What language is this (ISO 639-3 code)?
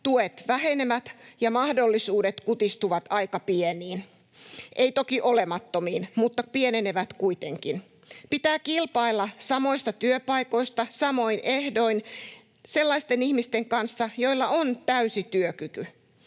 fin